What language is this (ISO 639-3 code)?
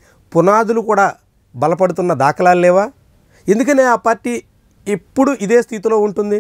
tel